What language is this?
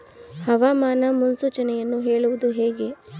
Kannada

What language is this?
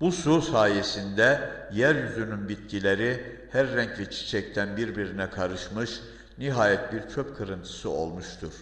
Turkish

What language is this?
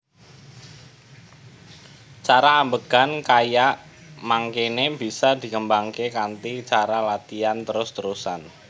Javanese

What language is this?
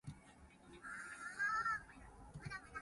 Min Nan Chinese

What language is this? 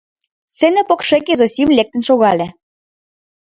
Mari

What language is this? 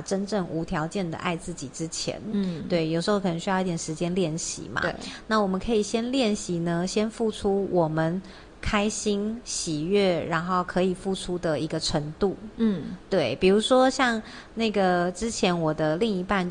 Chinese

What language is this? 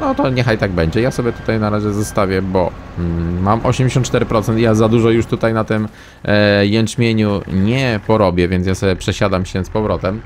Polish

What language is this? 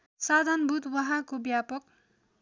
Nepali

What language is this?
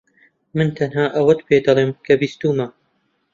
Central Kurdish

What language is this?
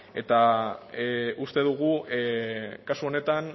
Basque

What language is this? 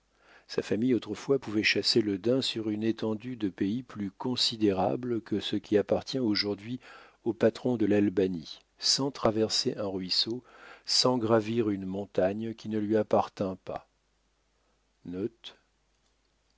French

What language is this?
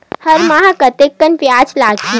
Chhattisgarhi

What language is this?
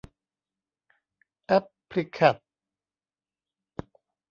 Thai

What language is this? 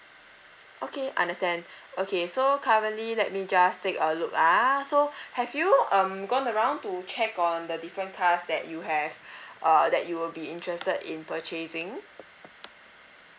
English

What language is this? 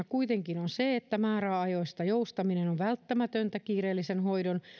Finnish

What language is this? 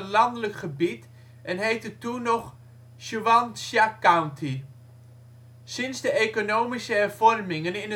Dutch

